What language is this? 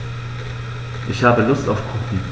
German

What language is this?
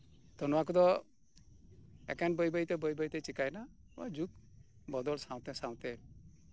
Santali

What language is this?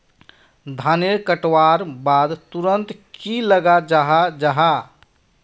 Magahi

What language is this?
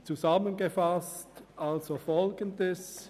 Swiss German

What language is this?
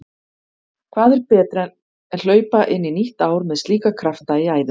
Icelandic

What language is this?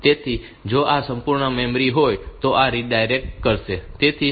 Gujarati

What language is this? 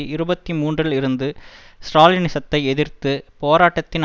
Tamil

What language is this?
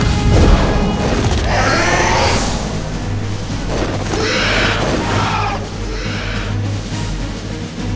Indonesian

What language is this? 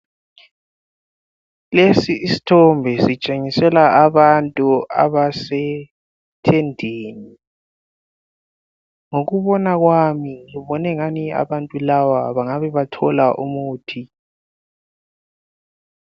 North Ndebele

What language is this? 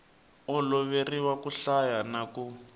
Tsonga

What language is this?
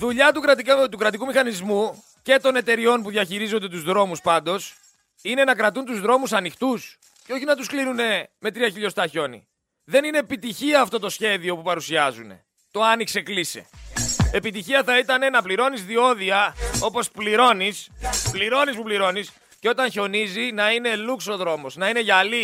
Greek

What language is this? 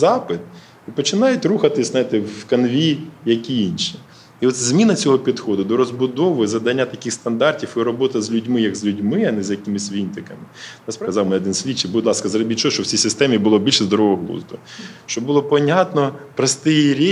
Ukrainian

